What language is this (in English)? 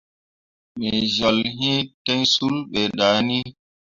Mundang